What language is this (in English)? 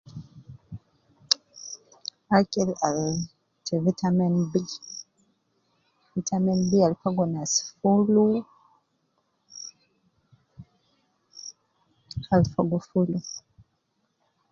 Nubi